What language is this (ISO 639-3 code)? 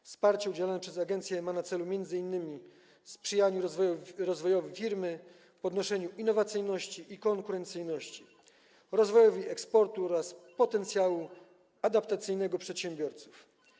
pol